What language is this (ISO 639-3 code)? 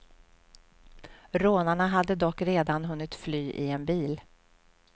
swe